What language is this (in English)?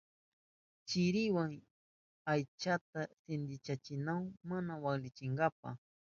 Southern Pastaza Quechua